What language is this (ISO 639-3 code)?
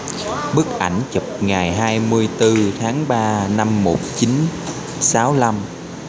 vie